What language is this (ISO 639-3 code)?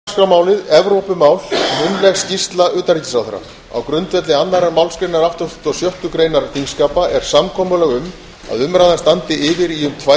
isl